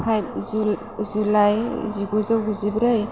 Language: Bodo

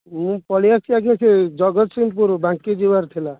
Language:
Odia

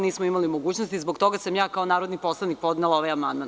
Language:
Serbian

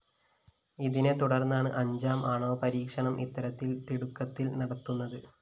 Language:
Malayalam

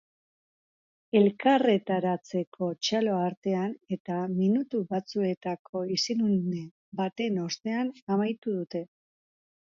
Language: Basque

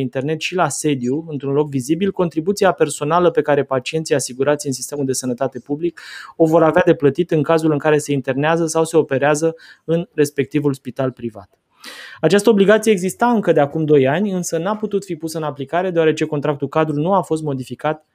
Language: Romanian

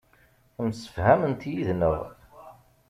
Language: Kabyle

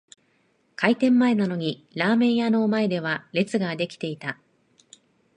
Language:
Japanese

